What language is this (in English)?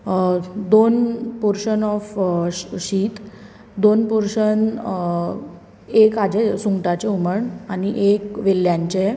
Konkani